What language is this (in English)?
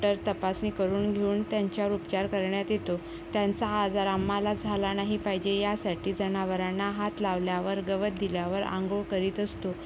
Marathi